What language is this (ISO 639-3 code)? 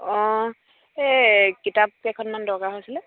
asm